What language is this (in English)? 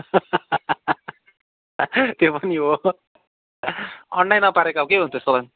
Nepali